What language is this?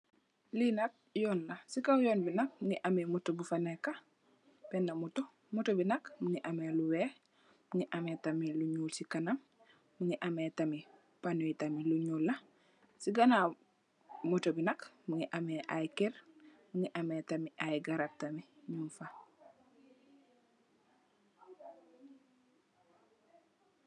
Wolof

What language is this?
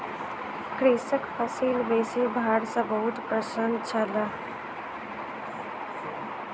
Maithili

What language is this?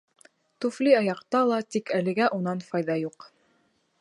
Bashkir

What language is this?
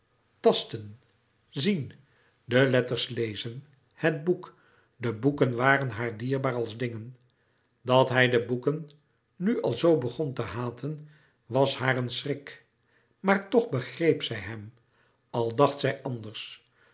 Dutch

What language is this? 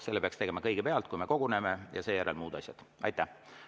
Estonian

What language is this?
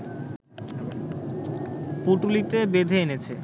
Bangla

